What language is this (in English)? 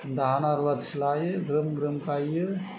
Bodo